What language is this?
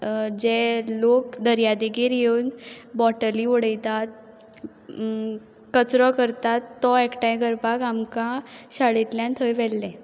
Konkani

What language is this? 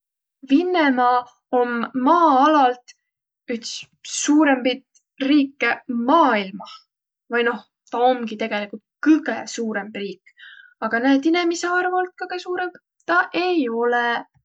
Võro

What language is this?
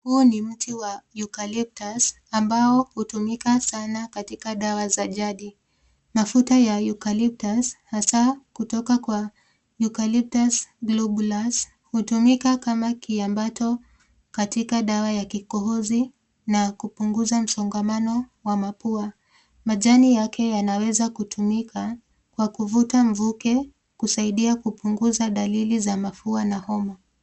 Swahili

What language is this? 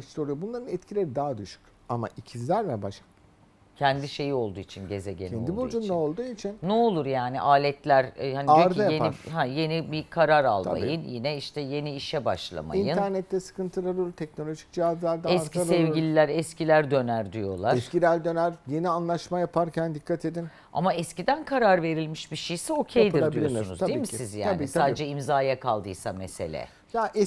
Turkish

